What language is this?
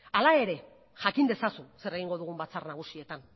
Basque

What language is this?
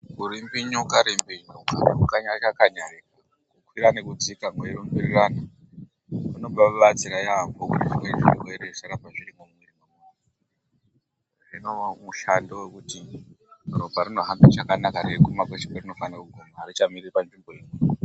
Ndau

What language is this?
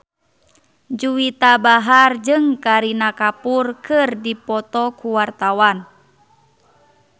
Sundanese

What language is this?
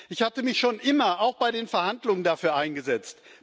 German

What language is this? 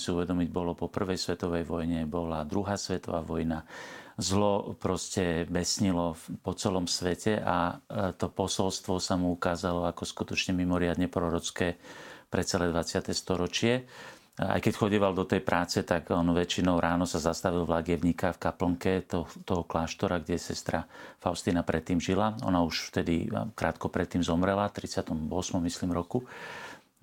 Slovak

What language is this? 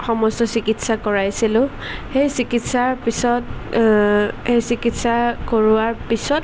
Assamese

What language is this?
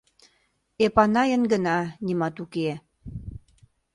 Mari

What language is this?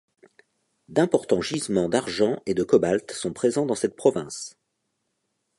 French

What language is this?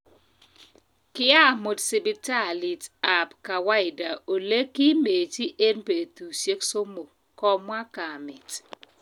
Kalenjin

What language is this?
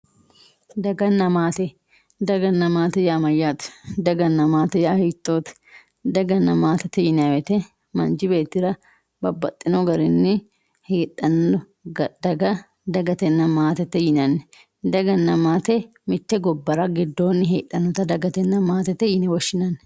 Sidamo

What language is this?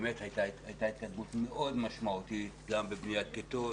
Hebrew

